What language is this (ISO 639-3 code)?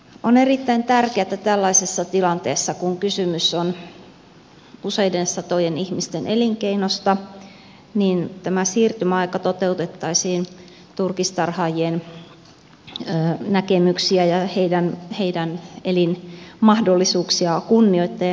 fin